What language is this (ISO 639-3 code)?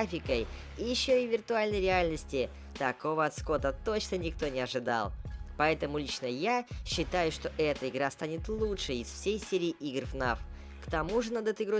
rus